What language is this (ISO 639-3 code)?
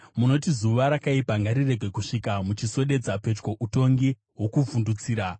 sna